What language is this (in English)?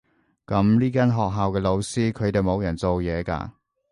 Cantonese